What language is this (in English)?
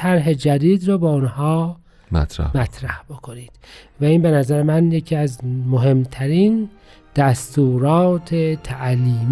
Persian